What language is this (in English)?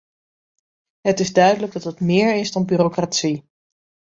Dutch